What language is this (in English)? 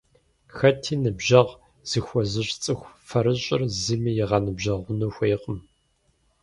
Kabardian